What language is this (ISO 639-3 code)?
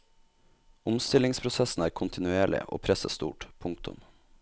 nor